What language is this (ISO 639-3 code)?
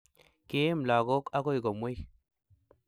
kln